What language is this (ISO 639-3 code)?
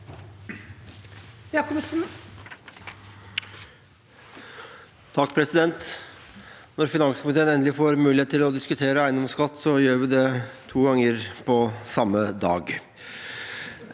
nor